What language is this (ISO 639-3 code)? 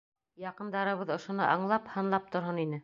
bak